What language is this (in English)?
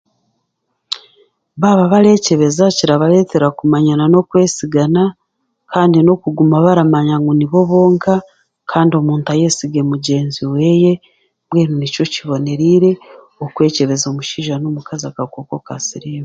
Chiga